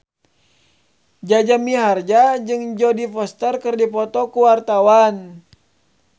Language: Sundanese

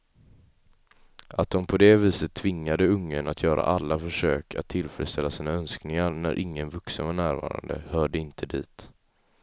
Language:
Swedish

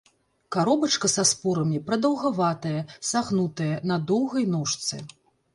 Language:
Belarusian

